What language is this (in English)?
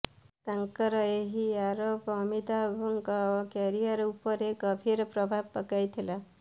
Odia